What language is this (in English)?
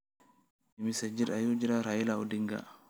Somali